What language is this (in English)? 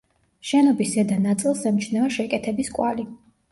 Georgian